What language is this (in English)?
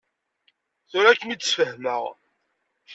Kabyle